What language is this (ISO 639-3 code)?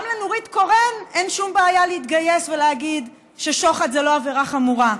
heb